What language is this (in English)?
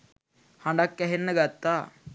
Sinhala